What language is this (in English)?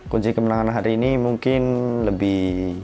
Indonesian